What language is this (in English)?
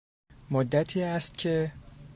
Persian